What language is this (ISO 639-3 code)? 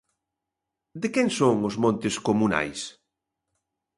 glg